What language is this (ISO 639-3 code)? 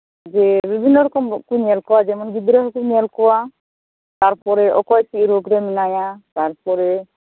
sat